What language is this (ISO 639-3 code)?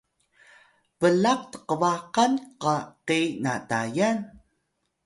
tay